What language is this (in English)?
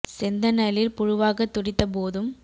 Tamil